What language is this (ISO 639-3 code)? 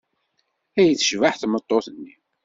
kab